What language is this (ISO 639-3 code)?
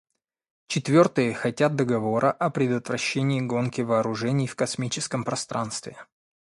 rus